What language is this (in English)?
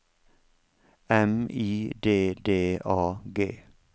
Norwegian